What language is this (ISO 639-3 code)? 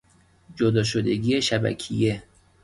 fas